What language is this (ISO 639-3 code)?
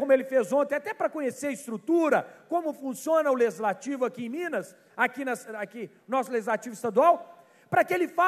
por